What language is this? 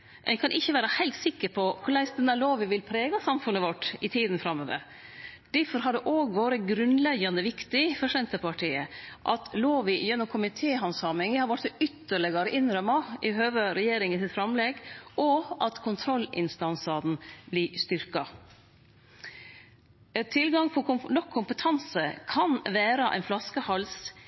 Norwegian Nynorsk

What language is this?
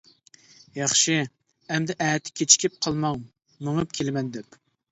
Uyghur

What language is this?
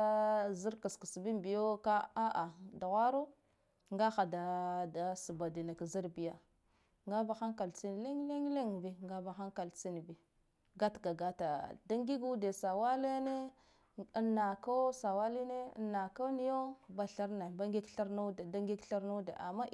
Guduf-Gava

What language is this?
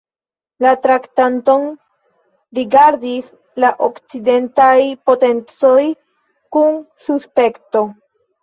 Esperanto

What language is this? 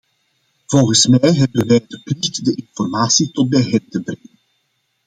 Dutch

